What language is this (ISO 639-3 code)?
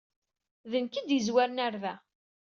kab